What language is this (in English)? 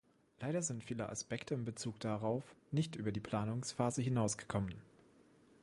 German